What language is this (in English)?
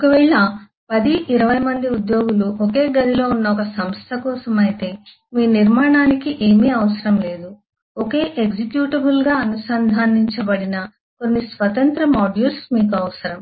Telugu